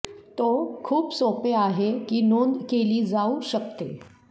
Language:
Marathi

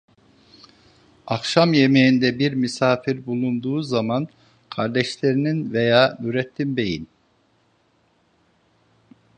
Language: Turkish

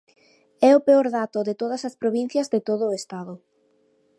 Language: Galician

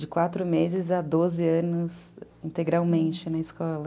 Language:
Portuguese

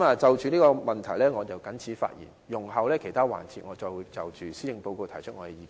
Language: Cantonese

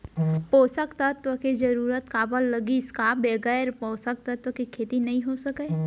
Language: Chhattisgarhi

